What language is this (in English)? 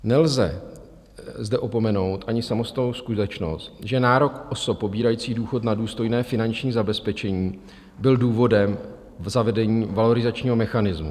Czech